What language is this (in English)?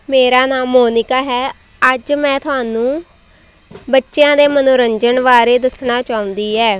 Punjabi